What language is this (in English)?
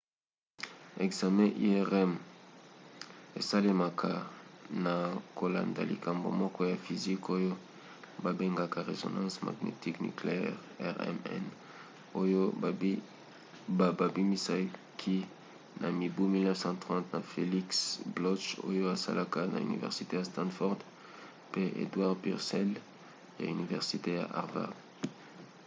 Lingala